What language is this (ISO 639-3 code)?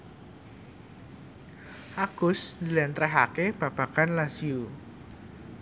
jav